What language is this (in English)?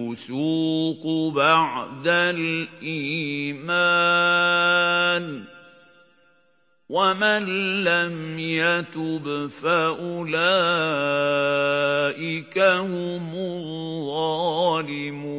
Arabic